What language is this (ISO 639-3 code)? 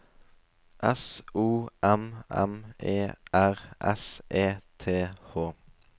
nor